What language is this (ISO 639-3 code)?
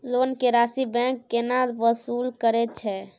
mai